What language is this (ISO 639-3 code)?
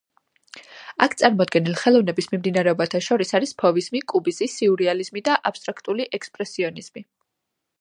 kat